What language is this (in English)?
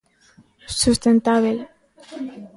Galician